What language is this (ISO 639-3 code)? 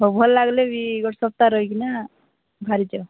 ori